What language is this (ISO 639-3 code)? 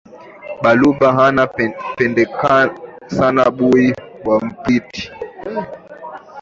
swa